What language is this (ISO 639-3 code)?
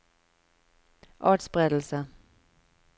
nor